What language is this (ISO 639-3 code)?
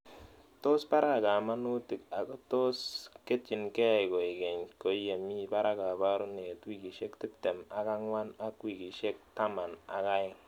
kln